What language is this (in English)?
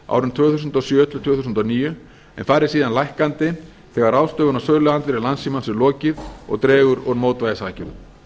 Icelandic